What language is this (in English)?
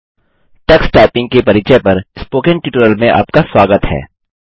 Hindi